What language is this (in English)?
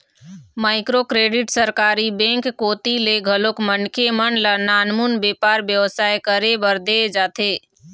Chhattisgarhi